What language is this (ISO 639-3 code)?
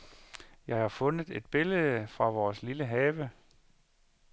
dan